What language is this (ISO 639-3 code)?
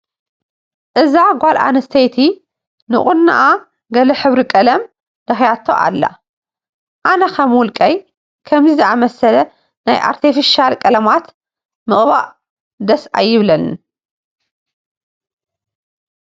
tir